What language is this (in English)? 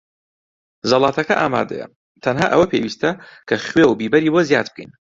Central Kurdish